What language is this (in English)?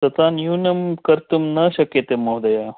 Sanskrit